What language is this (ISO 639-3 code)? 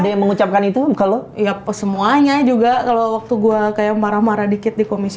ind